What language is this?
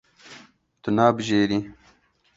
Kurdish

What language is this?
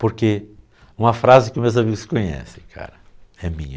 Portuguese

